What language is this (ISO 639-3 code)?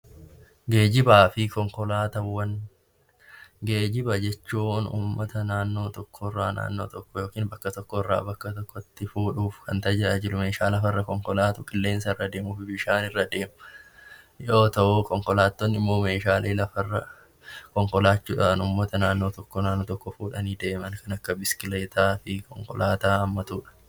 orm